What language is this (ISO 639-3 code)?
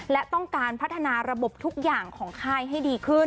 tha